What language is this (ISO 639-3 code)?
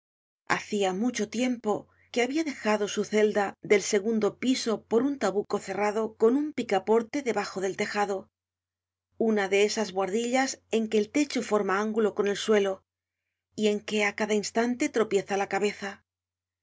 spa